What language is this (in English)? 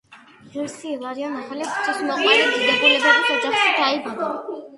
Georgian